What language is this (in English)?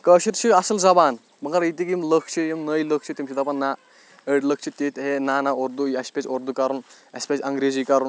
Kashmiri